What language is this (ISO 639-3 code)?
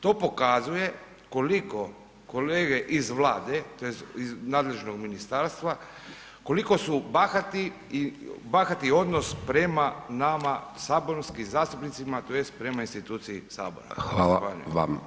hrv